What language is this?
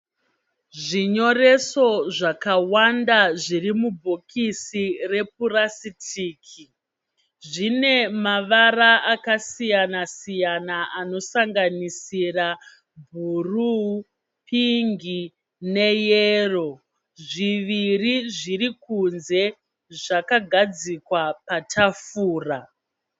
Shona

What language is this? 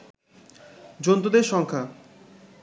Bangla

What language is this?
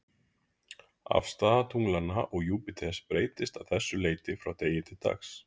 Icelandic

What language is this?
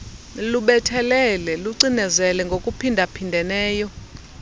Xhosa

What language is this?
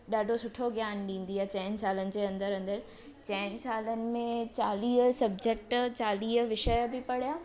Sindhi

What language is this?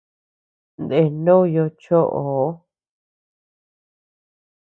Tepeuxila Cuicatec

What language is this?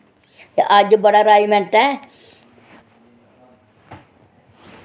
Dogri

